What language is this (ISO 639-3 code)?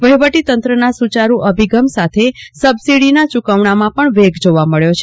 guj